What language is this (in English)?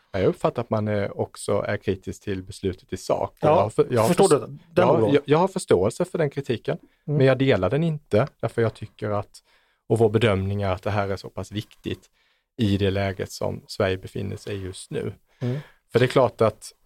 Swedish